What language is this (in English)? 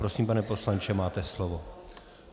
Czech